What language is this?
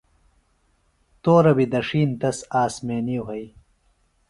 Phalura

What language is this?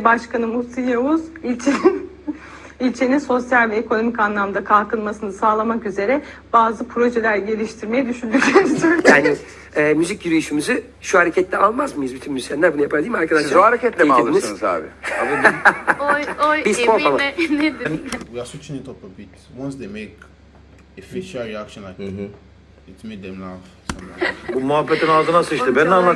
Turkish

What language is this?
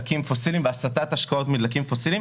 Hebrew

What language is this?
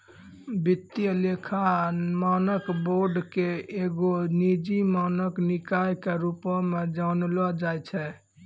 Maithili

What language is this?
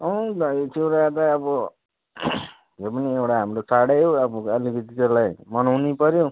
Nepali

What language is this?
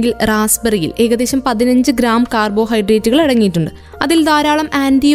Malayalam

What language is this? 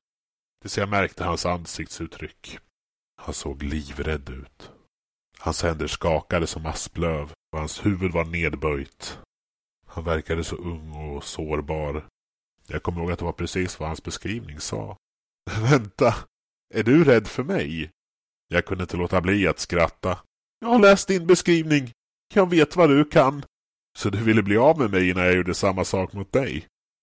Swedish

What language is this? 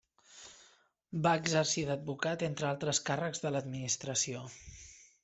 Catalan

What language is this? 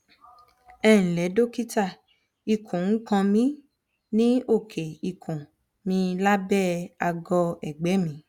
Yoruba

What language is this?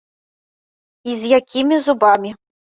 Belarusian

